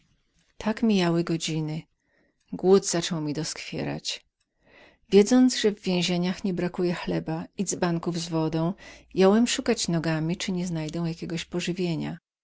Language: Polish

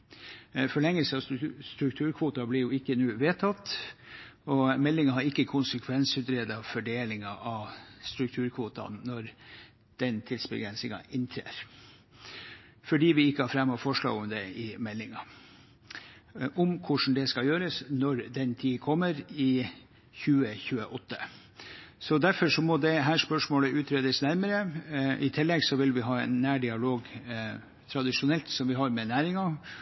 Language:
Norwegian Bokmål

